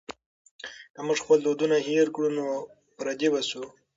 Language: Pashto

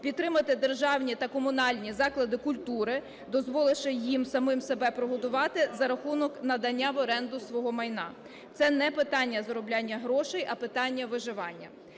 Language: Ukrainian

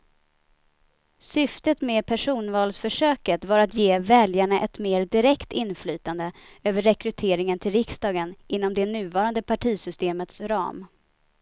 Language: Swedish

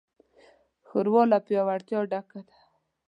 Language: Pashto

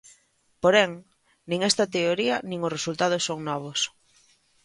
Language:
Galician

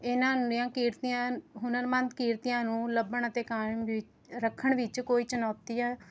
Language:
Punjabi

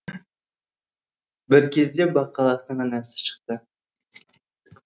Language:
Kazakh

